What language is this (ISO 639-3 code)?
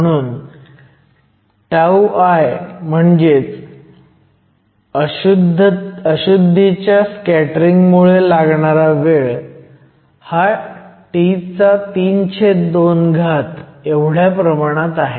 mar